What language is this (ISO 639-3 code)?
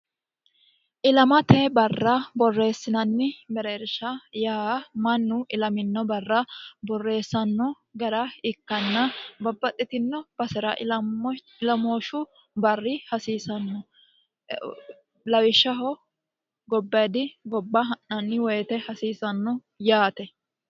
sid